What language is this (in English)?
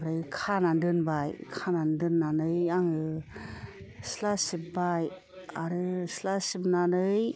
Bodo